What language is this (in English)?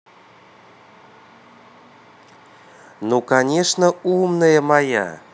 Russian